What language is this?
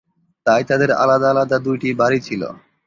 Bangla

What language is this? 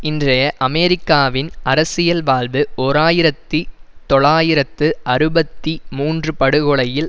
Tamil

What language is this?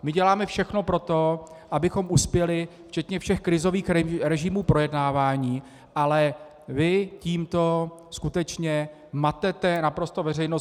Czech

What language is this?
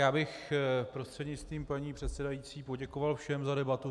Czech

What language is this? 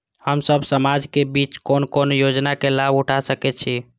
Maithili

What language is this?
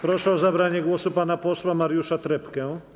Polish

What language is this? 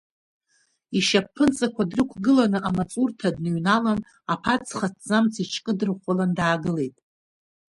Abkhazian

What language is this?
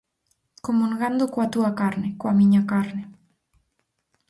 Galician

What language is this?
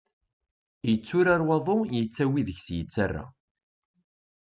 Kabyle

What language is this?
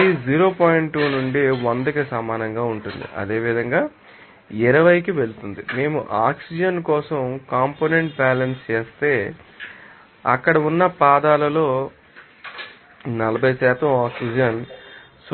Telugu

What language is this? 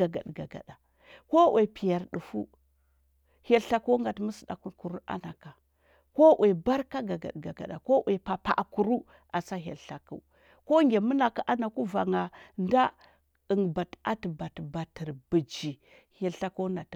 Huba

